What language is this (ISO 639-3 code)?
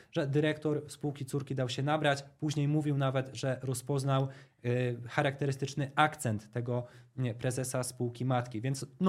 pol